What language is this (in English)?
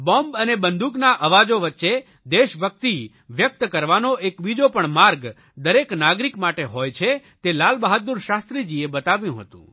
Gujarati